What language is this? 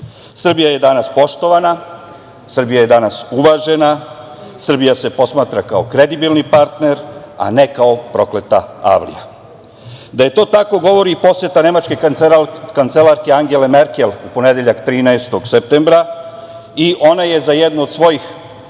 Serbian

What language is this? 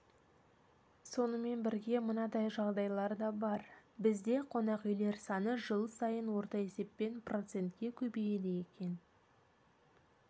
Kazakh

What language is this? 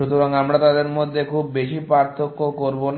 Bangla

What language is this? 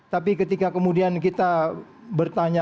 Indonesian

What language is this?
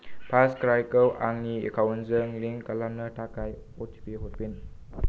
Bodo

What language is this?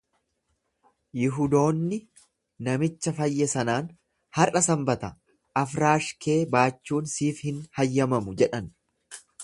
Oromo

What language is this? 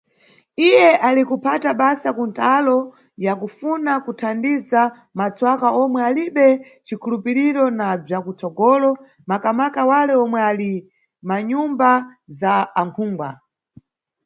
Nyungwe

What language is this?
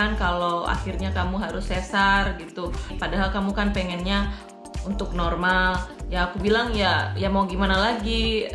Indonesian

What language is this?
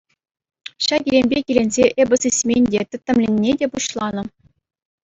Chuvash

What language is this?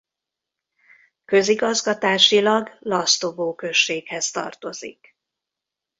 Hungarian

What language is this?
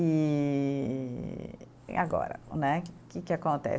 Portuguese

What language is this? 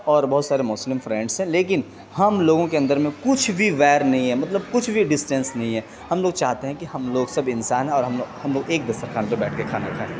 Urdu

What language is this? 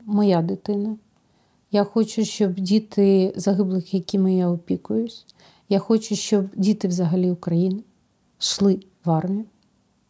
Ukrainian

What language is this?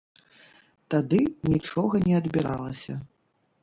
Belarusian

